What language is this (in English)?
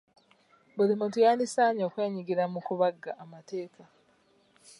Ganda